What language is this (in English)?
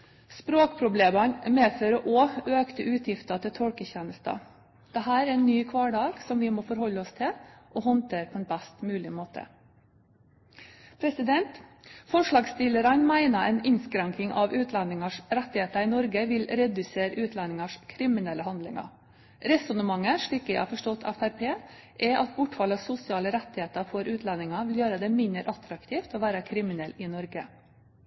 Norwegian Bokmål